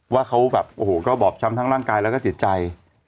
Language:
Thai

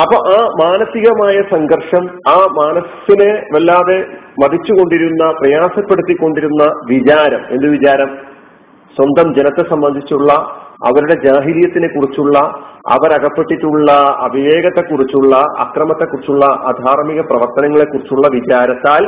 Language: Malayalam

